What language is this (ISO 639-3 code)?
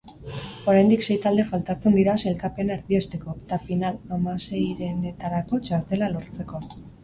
eus